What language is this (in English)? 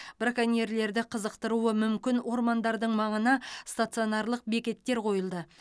Kazakh